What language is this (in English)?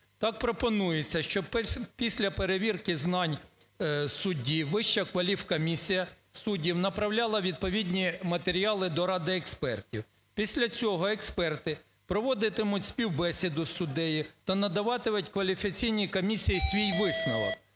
Ukrainian